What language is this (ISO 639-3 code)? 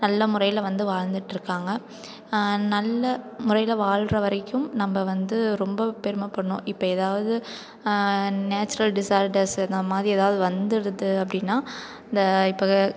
tam